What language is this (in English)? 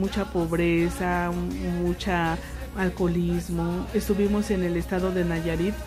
Spanish